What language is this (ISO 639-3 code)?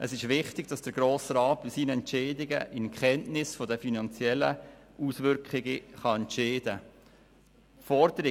gsw